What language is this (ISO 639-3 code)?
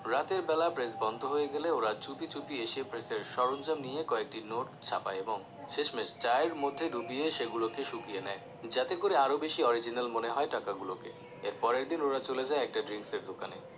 ben